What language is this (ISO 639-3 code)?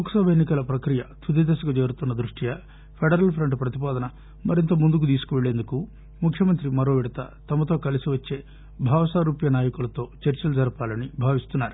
tel